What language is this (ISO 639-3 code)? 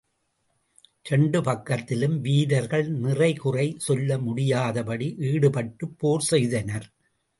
tam